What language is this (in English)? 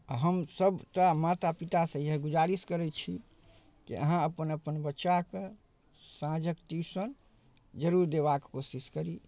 Maithili